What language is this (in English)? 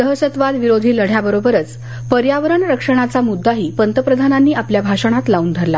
Marathi